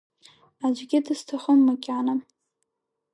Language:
Abkhazian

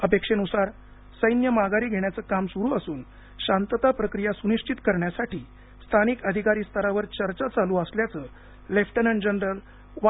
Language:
Marathi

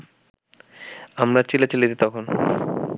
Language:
Bangla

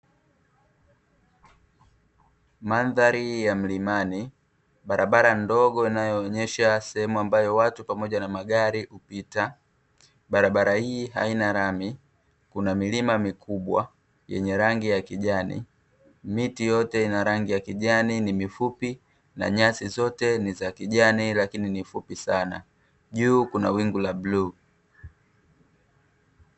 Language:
Swahili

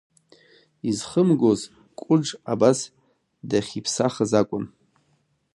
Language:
Abkhazian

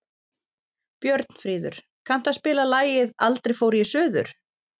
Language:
Icelandic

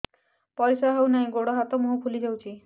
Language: Odia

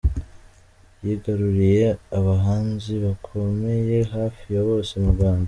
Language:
Kinyarwanda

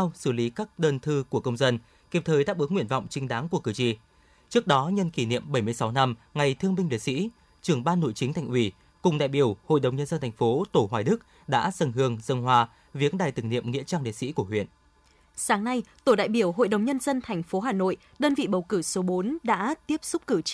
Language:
Vietnamese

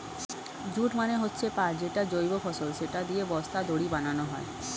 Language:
Bangla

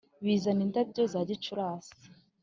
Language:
Kinyarwanda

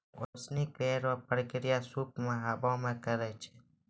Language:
Maithili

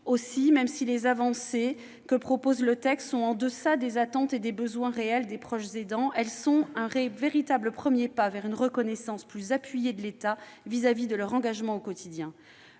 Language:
French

